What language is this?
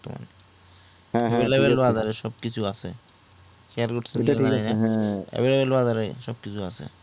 Bangla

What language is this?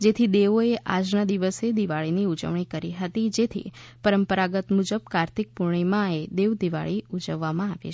Gujarati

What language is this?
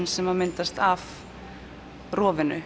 Icelandic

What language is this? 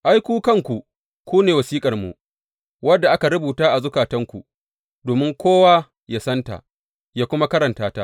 Hausa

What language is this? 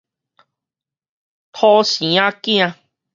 Min Nan Chinese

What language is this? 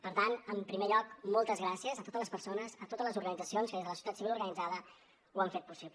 Catalan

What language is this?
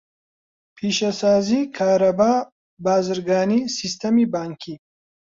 Central Kurdish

